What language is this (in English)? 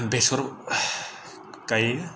Bodo